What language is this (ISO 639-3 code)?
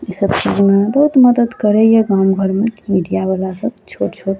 mai